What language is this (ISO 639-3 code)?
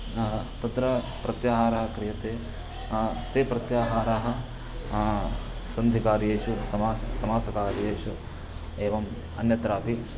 san